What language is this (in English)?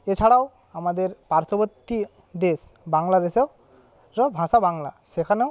Bangla